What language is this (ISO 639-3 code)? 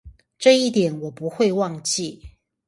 zho